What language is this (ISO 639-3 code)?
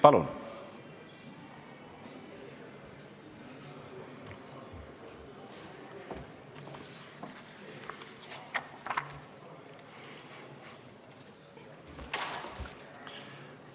est